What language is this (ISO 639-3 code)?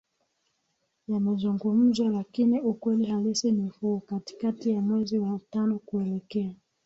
swa